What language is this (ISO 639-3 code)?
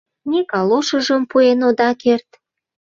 chm